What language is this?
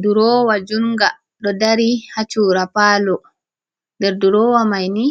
Fula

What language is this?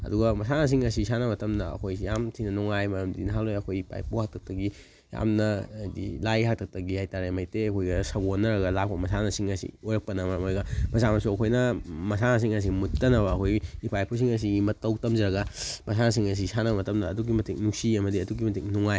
Manipuri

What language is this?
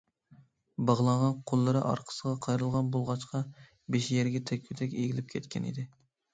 Uyghur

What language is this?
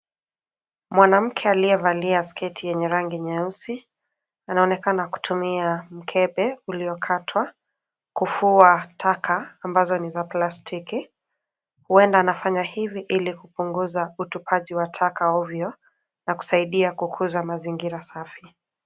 Swahili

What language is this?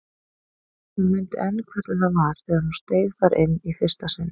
Icelandic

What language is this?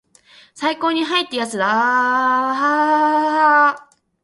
Japanese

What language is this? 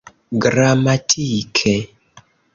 Esperanto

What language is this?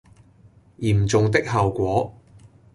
Cantonese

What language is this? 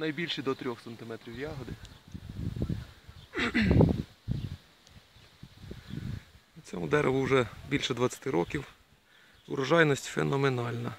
Ukrainian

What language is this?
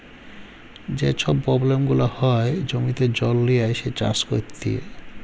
Bangla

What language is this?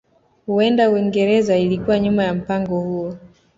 Swahili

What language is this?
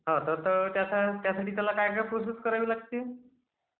Marathi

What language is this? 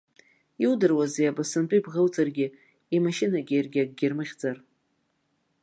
Abkhazian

